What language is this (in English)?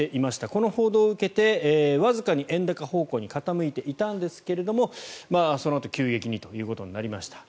Japanese